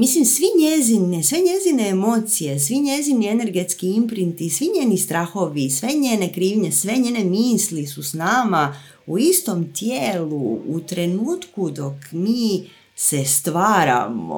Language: Croatian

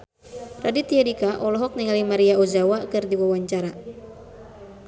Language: Sundanese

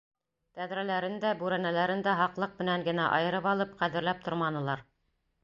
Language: Bashkir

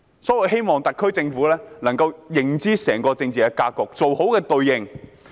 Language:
Cantonese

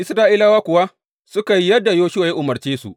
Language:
Hausa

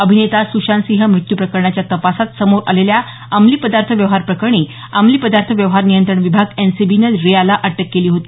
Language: Marathi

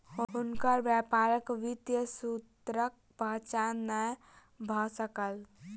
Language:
Maithili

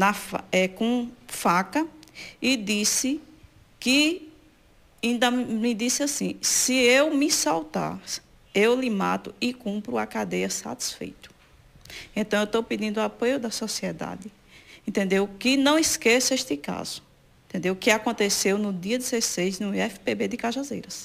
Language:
Portuguese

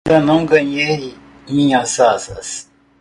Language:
Portuguese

